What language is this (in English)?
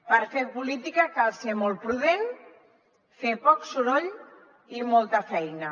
Catalan